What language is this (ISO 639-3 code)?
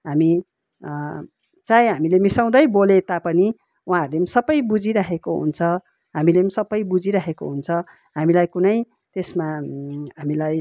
nep